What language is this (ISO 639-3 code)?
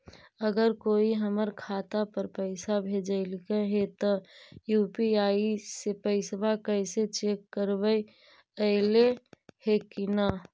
mag